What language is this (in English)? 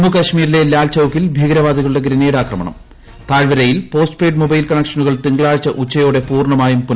Malayalam